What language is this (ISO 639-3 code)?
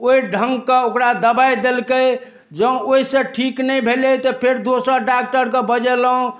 mai